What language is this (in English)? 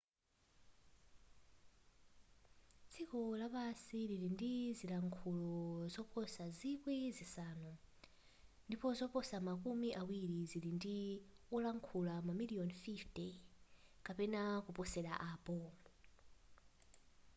Nyanja